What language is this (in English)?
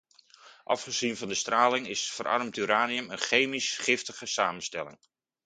Dutch